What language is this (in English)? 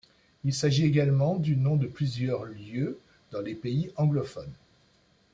French